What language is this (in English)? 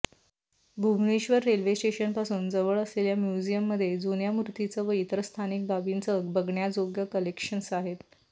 Marathi